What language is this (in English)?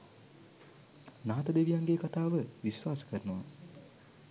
Sinhala